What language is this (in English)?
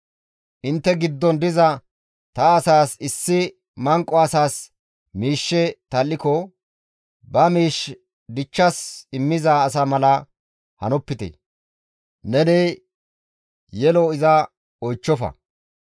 Gamo